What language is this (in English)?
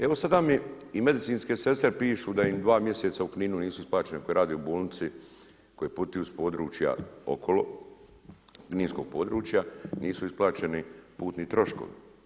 Croatian